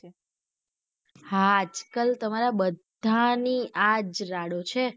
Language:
Gujarati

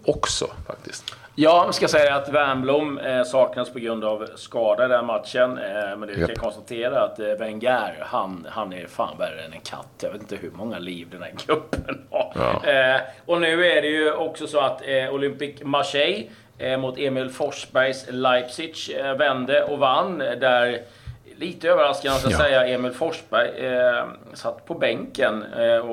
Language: Swedish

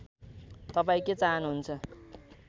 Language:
Nepali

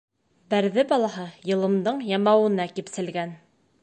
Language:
Bashkir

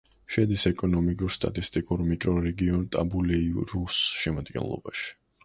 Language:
Georgian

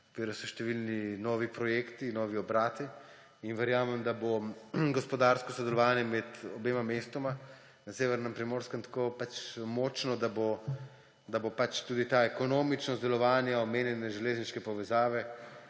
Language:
Slovenian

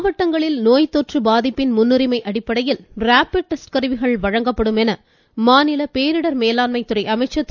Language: Tamil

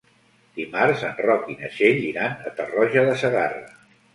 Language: Catalan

